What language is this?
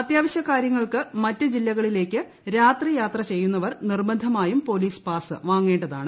Malayalam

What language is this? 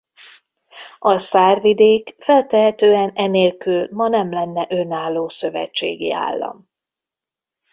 Hungarian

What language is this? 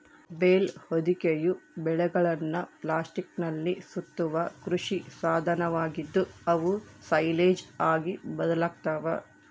Kannada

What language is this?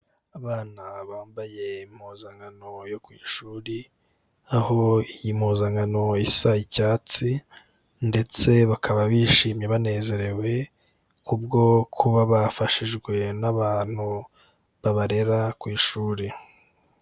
Kinyarwanda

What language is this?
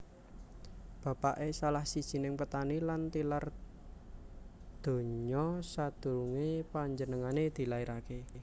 Javanese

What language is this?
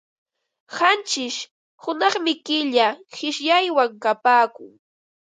Ambo-Pasco Quechua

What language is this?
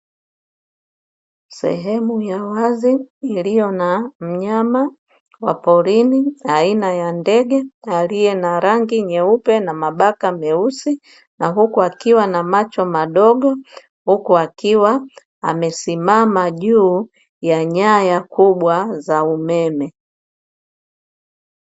Swahili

